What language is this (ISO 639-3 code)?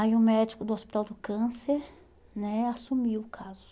por